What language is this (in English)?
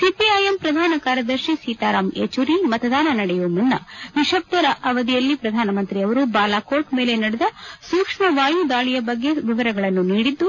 Kannada